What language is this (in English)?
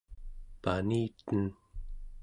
Central Yupik